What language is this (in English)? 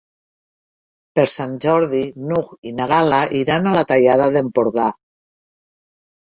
Catalan